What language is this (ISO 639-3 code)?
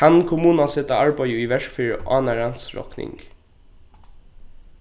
fao